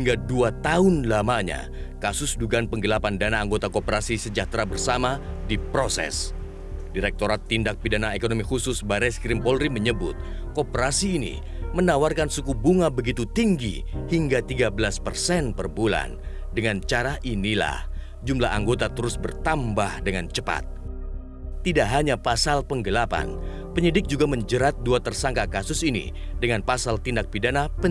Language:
Indonesian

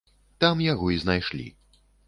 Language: Belarusian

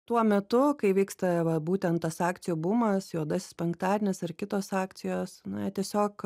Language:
Lithuanian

